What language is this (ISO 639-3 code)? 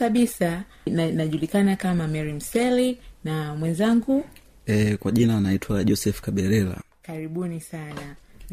swa